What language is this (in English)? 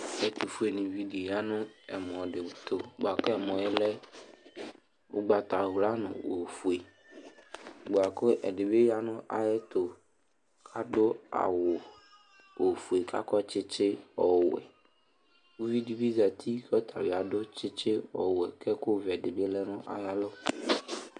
Ikposo